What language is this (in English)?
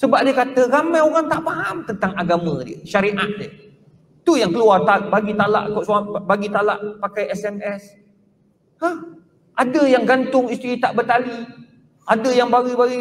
Malay